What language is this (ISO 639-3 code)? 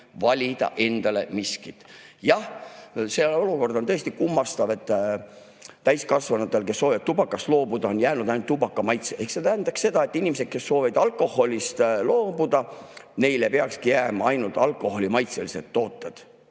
est